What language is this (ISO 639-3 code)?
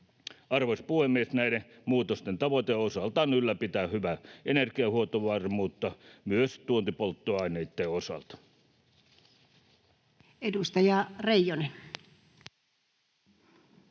fin